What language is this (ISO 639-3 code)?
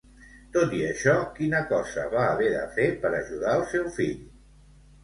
cat